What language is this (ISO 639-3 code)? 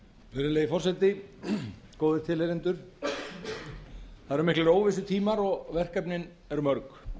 isl